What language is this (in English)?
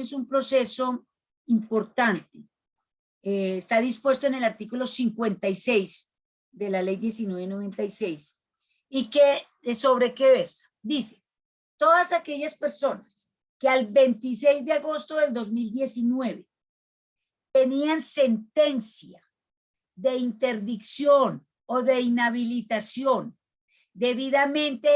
Spanish